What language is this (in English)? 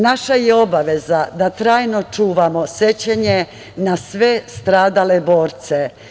Serbian